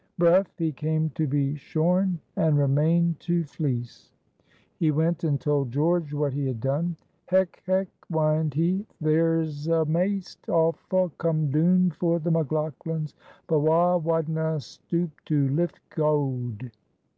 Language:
English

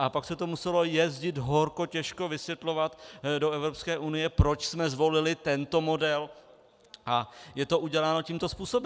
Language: Czech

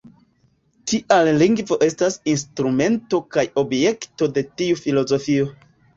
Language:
Esperanto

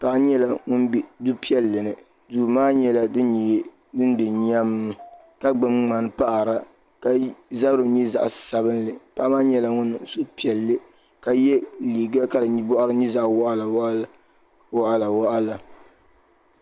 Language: Dagbani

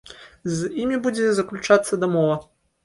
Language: Belarusian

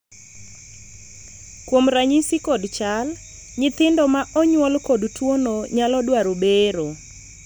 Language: Luo (Kenya and Tanzania)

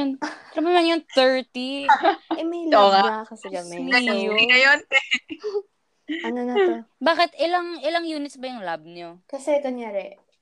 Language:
Filipino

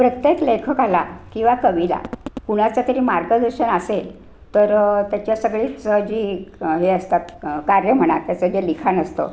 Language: Marathi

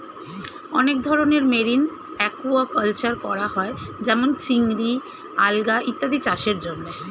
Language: Bangla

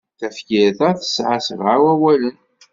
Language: Kabyle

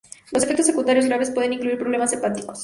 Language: Spanish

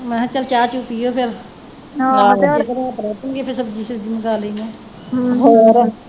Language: Punjabi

